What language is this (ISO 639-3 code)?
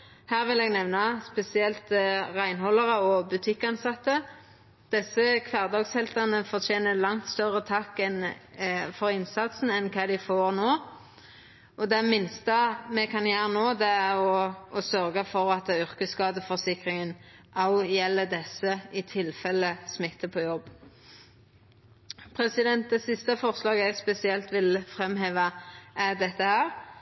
nno